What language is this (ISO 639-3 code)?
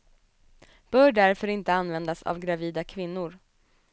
swe